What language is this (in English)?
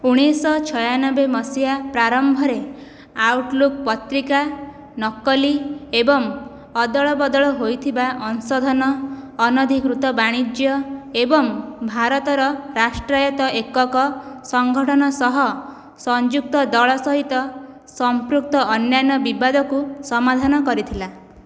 Odia